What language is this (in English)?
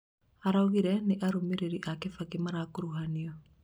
Kikuyu